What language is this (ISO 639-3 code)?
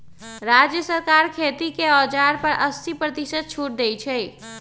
mag